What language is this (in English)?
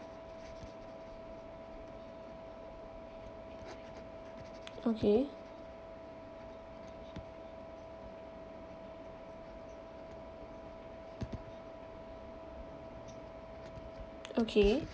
English